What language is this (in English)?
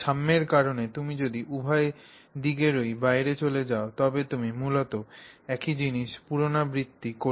Bangla